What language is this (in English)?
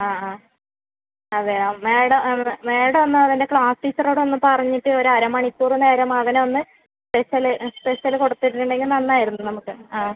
Malayalam